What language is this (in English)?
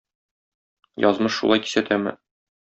Tatar